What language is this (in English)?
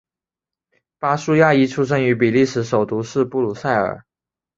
Chinese